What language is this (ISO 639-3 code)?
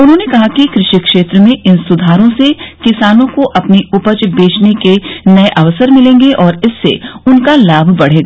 hin